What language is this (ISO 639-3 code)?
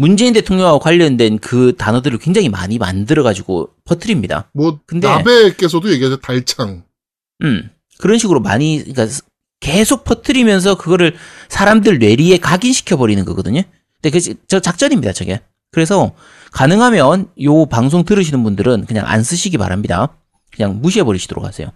kor